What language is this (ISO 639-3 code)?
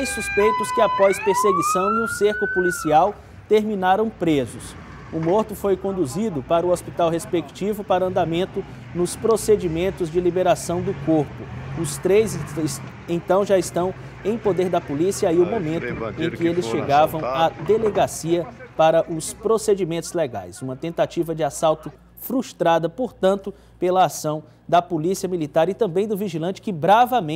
por